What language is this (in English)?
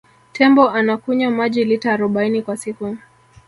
Swahili